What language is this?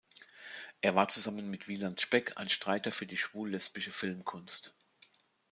German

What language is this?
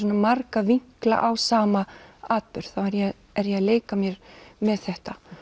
Icelandic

